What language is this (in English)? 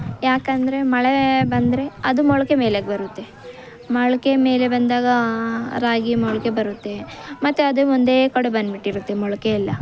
Kannada